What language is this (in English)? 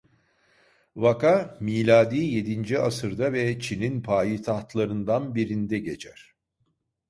Turkish